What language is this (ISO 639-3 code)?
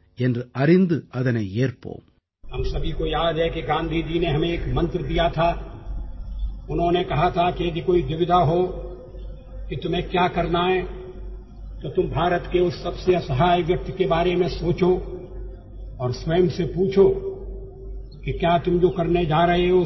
tam